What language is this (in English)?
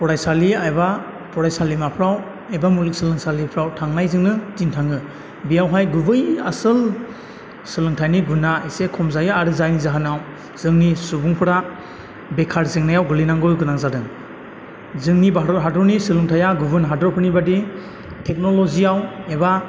Bodo